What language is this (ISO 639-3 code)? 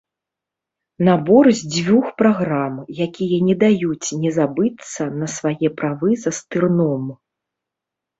bel